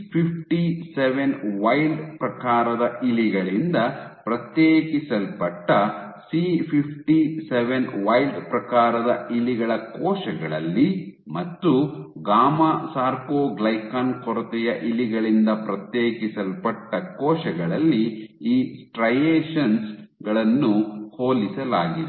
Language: Kannada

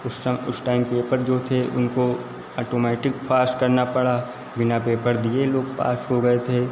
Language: Hindi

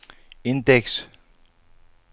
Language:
Danish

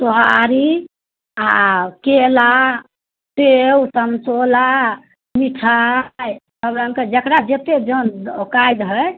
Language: Maithili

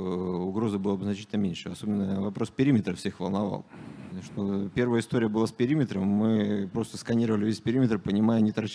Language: Russian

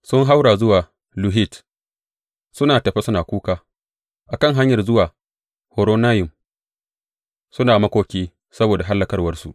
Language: Hausa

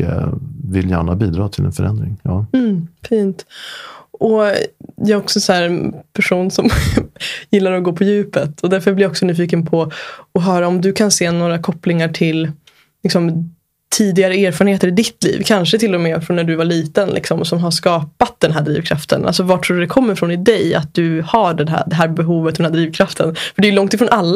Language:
Swedish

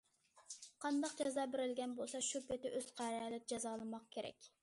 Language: Uyghur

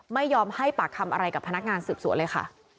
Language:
Thai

